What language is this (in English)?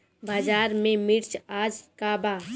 Bhojpuri